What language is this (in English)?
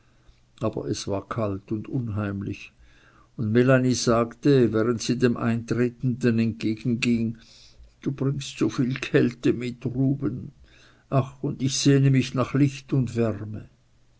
German